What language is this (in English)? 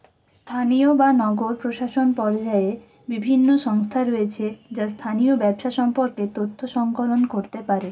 Bangla